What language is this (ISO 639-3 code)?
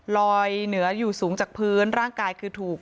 tha